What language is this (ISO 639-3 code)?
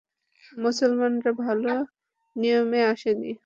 ben